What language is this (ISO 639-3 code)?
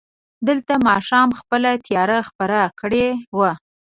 pus